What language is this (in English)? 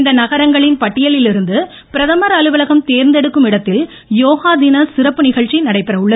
Tamil